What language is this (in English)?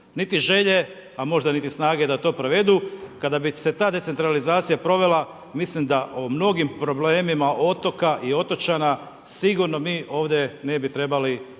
Croatian